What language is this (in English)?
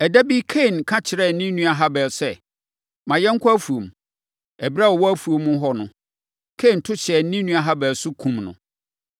Akan